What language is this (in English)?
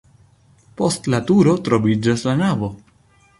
Esperanto